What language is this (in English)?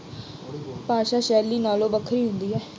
Punjabi